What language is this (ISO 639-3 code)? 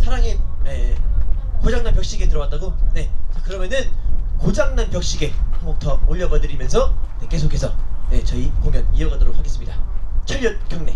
kor